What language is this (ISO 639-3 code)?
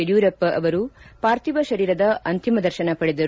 kan